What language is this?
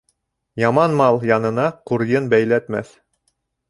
Bashkir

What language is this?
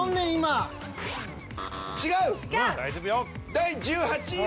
Japanese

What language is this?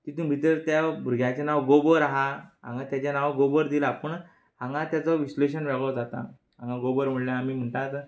Konkani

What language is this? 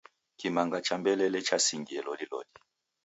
Taita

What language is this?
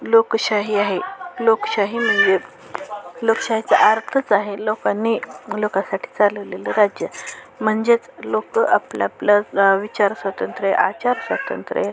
Marathi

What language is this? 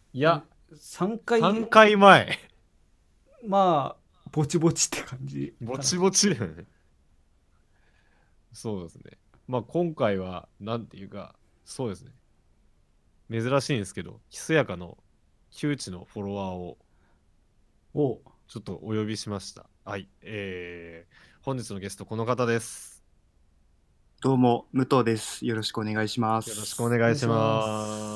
Japanese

